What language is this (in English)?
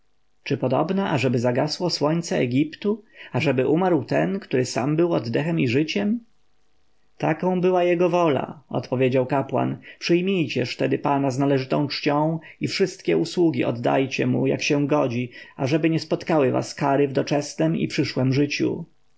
Polish